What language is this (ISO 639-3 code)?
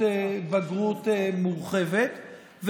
heb